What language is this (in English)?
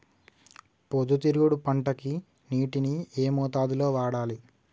Telugu